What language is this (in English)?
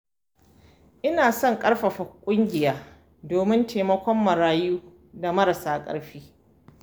Hausa